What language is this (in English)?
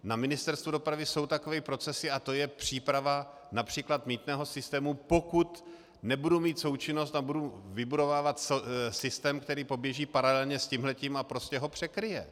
Czech